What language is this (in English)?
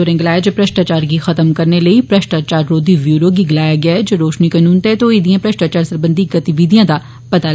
Dogri